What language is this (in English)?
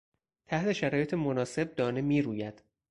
Persian